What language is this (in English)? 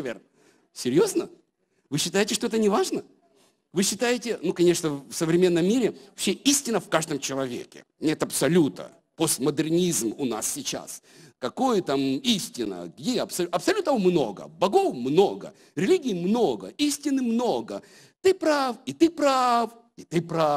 Russian